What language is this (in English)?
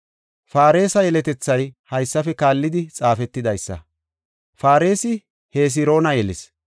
Gofa